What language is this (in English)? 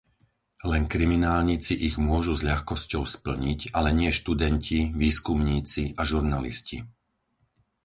Slovak